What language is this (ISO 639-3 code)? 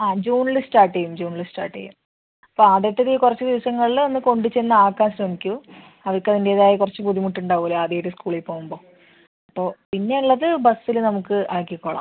mal